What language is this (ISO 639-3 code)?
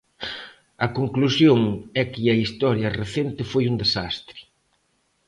glg